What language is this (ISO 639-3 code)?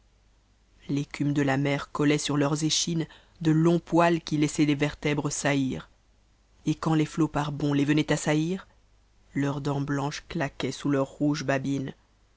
fra